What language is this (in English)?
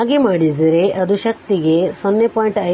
Kannada